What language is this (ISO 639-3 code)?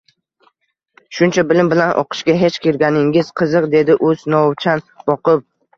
uzb